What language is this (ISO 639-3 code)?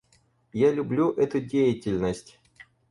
rus